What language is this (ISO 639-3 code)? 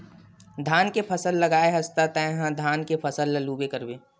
hne